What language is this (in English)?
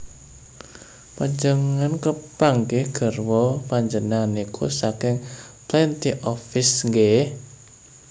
Javanese